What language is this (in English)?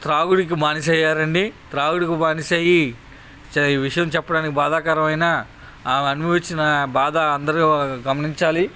Telugu